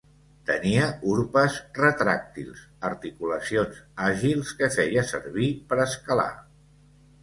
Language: Catalan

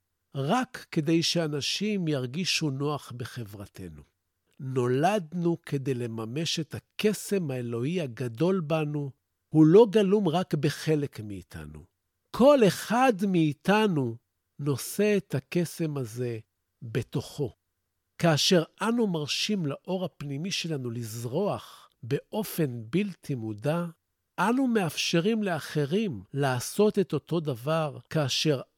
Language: Hebrew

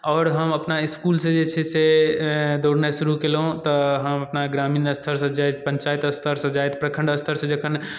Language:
Maithili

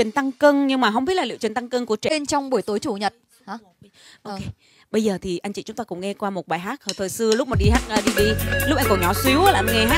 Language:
Vietnamese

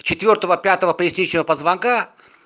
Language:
Russian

